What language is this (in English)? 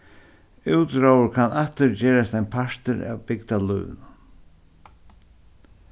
Faroese